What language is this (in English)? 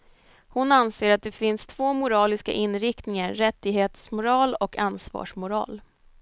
Swedish